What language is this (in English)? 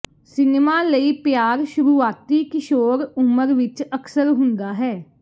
Punjabi